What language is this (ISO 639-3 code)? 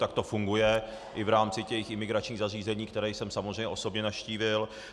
ces